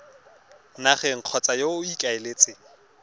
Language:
Tswana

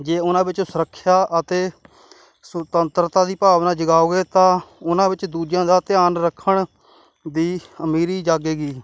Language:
Punjabi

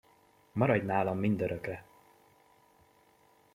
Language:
Hungarian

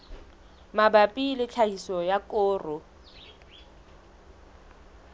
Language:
Southern Sotho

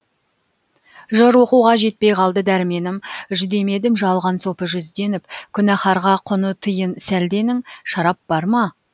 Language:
Kazakh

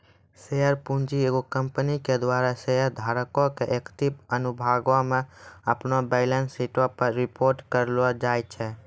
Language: Maithili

